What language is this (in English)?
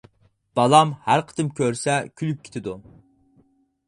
Uyghur